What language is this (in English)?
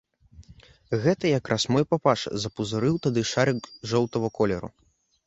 Belarusian